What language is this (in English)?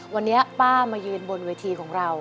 Thai